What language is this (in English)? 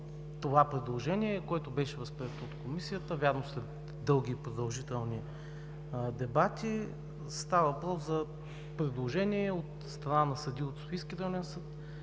Bulgarian